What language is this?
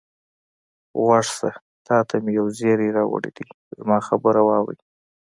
Pashto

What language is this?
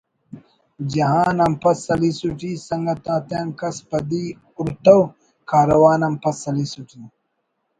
Brahui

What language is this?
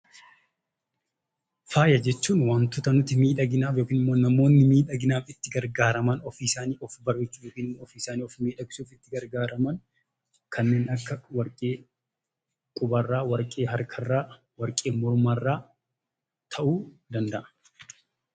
Oromo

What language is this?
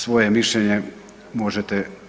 Croatian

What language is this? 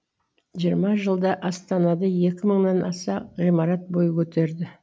Kazakh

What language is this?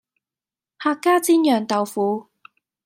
Cantonese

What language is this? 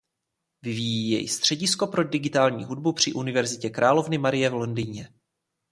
Czech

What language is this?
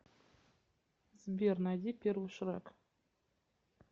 Russian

